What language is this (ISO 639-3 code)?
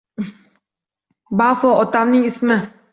uzb